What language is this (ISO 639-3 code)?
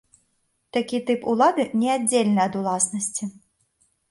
bel